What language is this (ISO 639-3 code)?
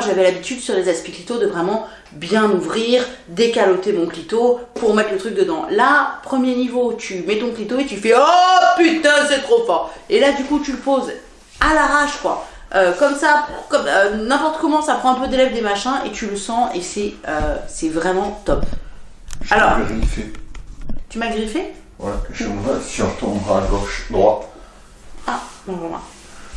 fra